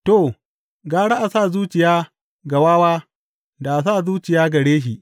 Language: Hausa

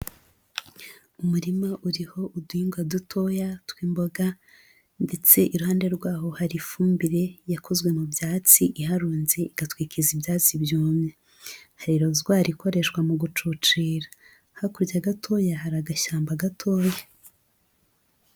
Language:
Kinyarwanda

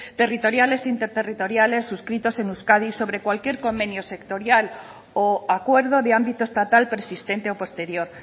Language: Spanish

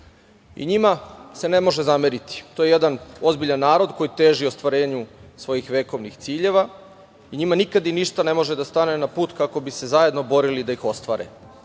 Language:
Serbian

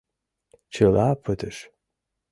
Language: Mari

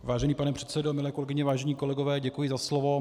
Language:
Czech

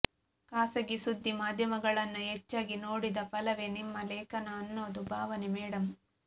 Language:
Kannada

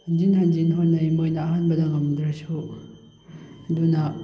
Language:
Manipuri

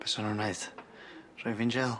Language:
Welsh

